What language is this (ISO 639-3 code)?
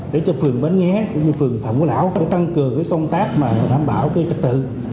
vie